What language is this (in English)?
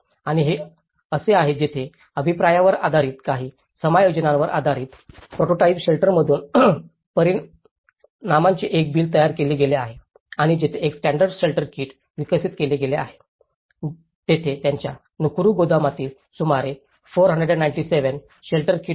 Marathi